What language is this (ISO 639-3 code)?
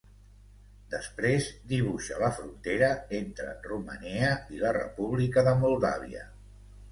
cat